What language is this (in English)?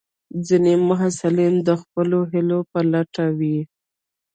Pashto